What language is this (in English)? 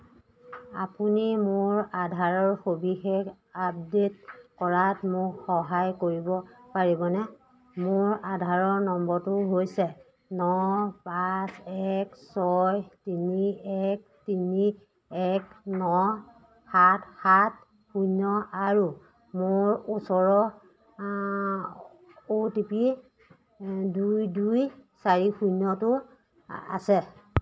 Assamese